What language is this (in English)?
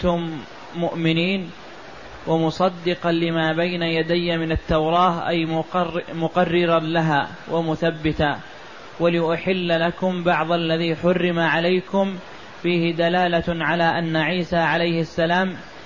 Arabic